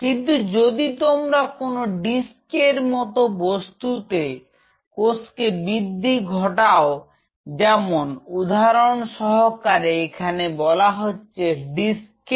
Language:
Bangla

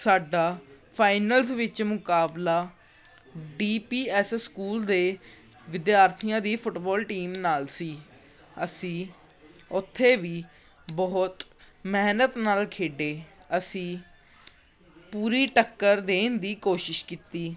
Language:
Punjabi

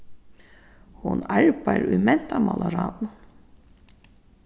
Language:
Faroese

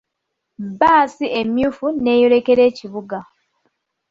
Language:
Ganda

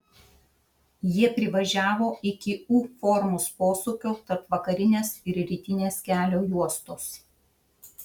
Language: Lithuanian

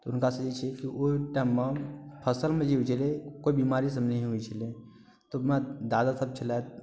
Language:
Maithili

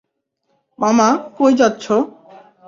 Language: Bangla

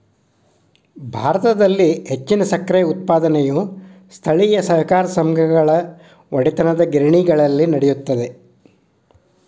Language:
Kannada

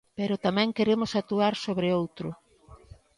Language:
Galician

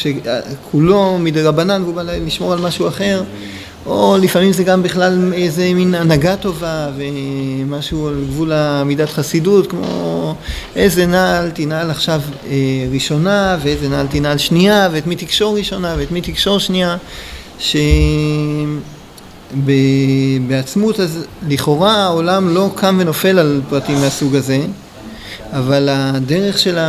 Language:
Hebrew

